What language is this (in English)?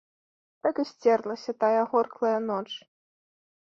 Belarusian